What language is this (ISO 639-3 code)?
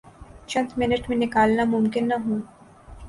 urd